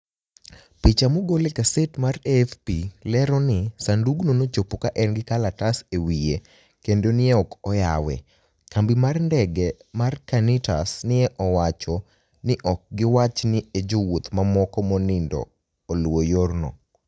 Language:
Luo (Kenya and Tanzania)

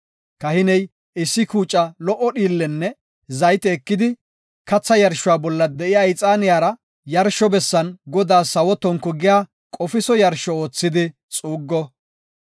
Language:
Gofa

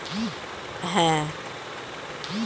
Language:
Bangla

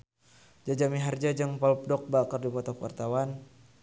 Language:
Sundanese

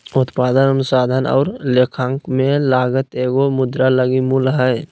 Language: Magahi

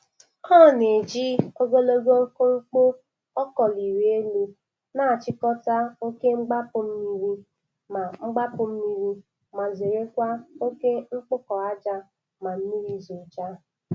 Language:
Igbo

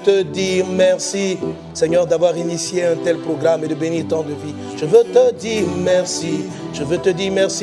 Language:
French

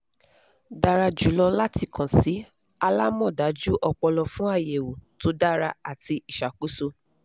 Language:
Yoruba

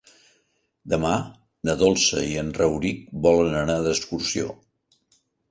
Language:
Catalan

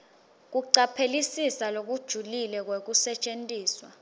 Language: Swati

